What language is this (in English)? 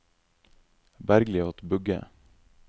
Norwegian